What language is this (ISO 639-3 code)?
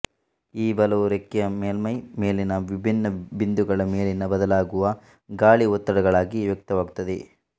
kan